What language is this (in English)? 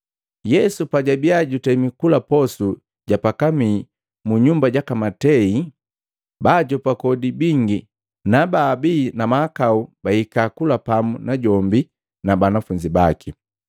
Matengo